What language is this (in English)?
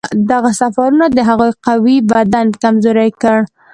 Pashto